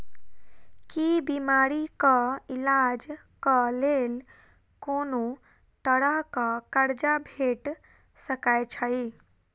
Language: Maithili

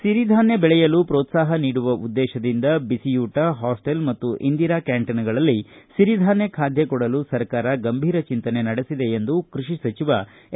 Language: Kannada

